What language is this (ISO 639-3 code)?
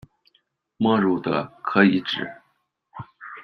zho